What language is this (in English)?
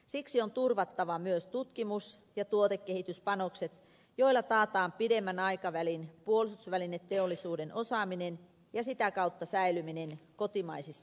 Finnish